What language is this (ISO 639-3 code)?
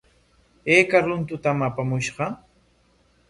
qwa